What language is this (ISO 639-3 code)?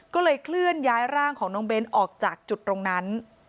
tha